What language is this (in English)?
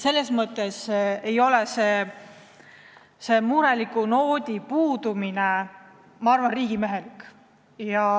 Estonian